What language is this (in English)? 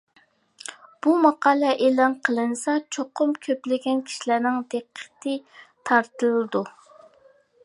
Uyghur